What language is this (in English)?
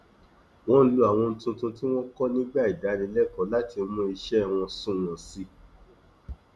Yoruba